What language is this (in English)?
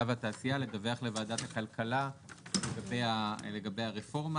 Hebrew